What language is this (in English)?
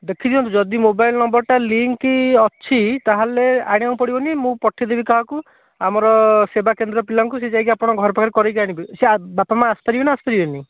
Odia